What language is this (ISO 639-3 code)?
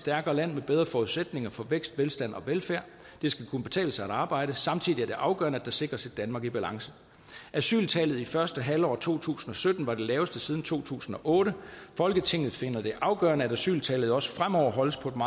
dan